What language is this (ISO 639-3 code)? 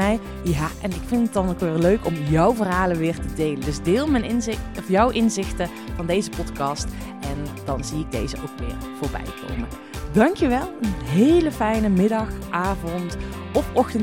nld